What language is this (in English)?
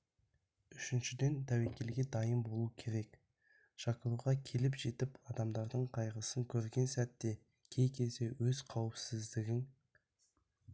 Kazakh